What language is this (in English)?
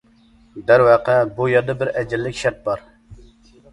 Uyghur